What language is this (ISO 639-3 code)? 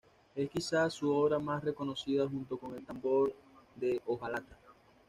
spa